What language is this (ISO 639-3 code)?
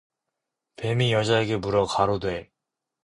kor